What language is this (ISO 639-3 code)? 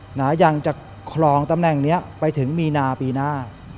tha